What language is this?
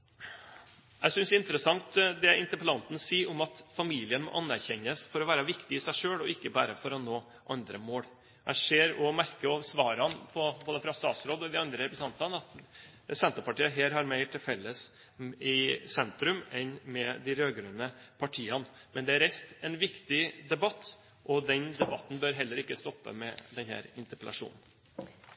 Norwegian Bokmål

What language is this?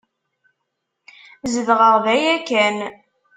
Kabyle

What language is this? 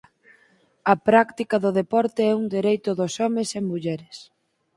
Galician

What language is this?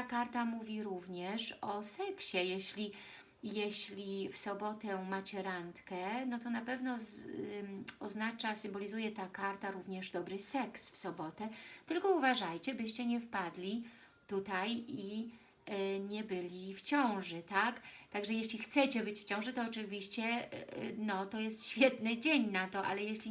Polish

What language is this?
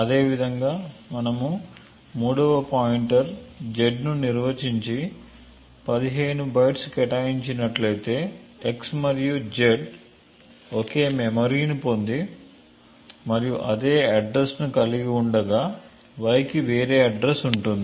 Telugu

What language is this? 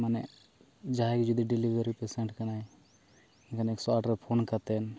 Santali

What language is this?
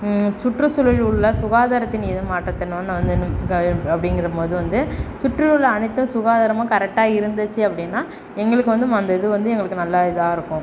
Tamil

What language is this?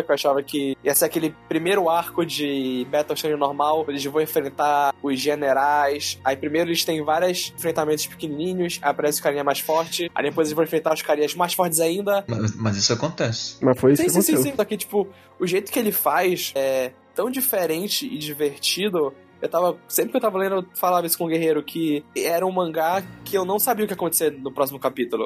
Portuguese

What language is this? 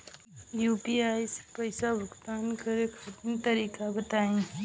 Bhojpuri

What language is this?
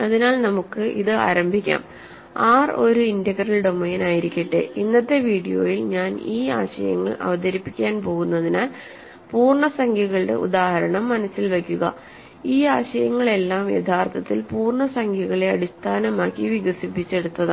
Malayalam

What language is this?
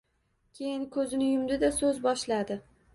Uzbek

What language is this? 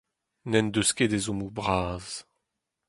Breton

